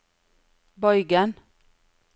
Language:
Norwegian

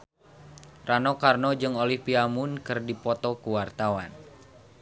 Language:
Sundanese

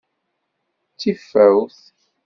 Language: Kabyle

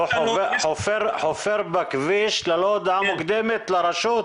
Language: Hebrew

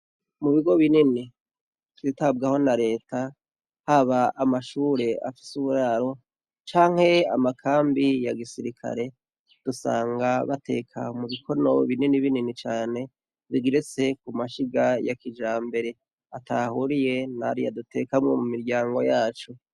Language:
Rundi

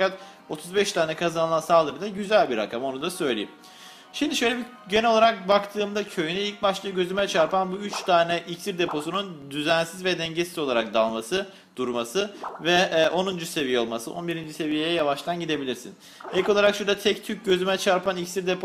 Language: Turkish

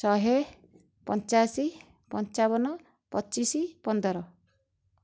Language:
Odia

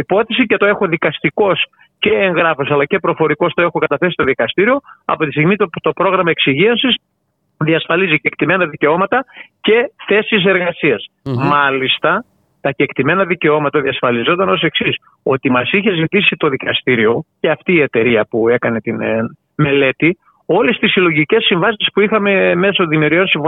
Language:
Greek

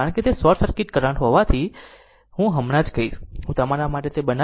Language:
Gujarati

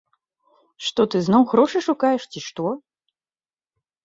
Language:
Belarusian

